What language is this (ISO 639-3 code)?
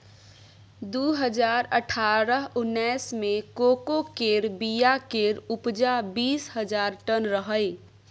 mai